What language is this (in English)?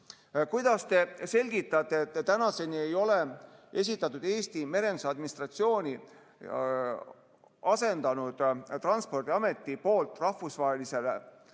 Estonian